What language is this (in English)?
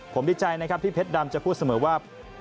Thai